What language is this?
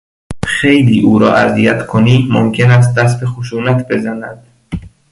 Persian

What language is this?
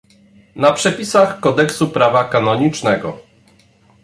Polish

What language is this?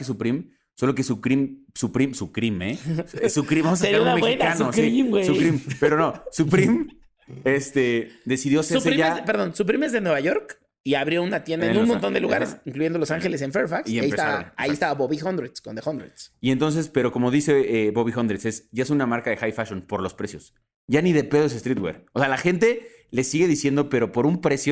Spanish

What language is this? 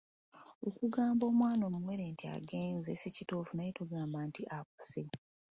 Ganda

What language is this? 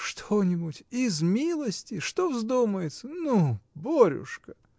Russian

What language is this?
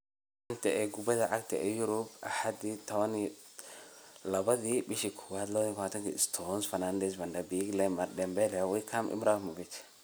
Somali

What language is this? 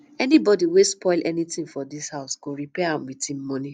Nigerian Pidgin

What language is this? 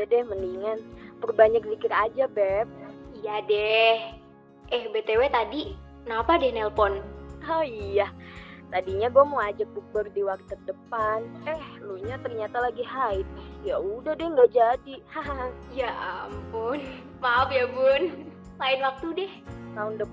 Indonesian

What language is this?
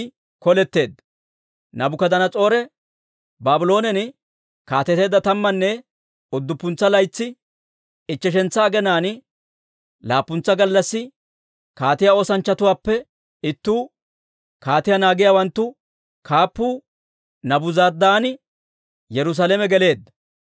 Dawro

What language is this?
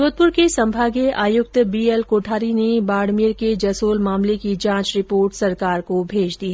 Hindi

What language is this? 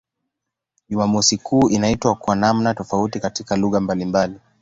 Swahili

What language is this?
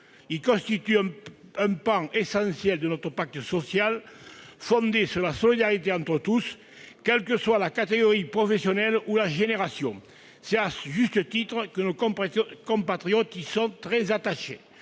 French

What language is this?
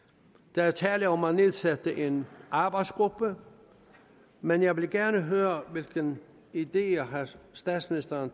Danish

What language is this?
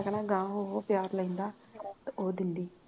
Punjabi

